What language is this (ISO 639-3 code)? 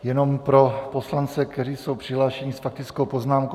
ces